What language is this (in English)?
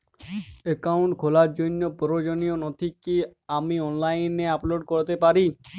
Bangla